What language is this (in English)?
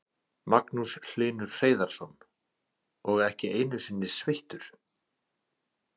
Icelandic